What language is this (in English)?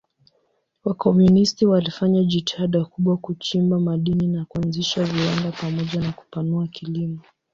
Swahili